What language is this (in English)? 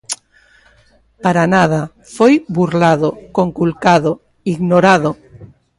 Galician